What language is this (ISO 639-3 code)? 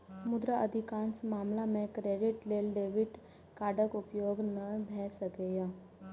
mai